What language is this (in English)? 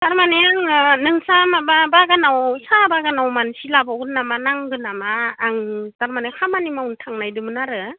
Bodo